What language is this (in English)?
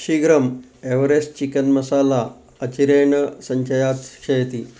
Sanskrit